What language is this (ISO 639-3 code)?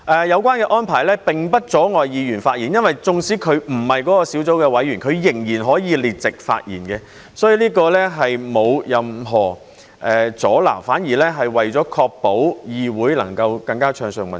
yue